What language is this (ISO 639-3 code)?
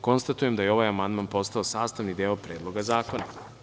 srp